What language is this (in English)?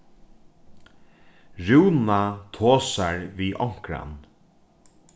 Faroese